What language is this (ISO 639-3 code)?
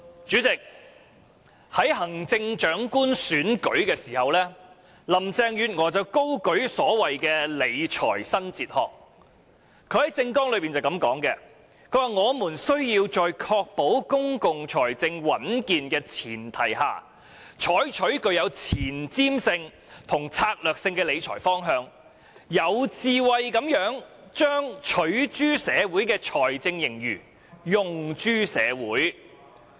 yue